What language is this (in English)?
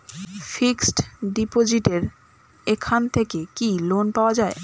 Bangla